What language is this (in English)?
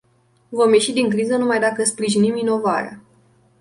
Romanian